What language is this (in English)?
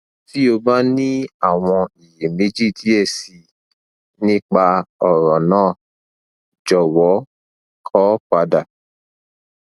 Yoruba